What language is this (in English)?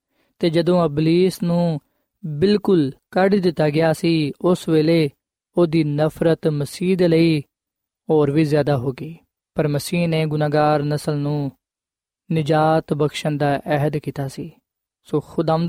Punjabi